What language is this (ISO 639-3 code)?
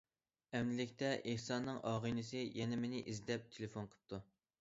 uig